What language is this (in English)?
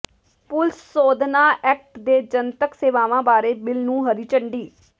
Punjabi